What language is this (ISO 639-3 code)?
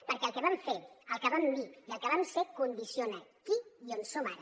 cat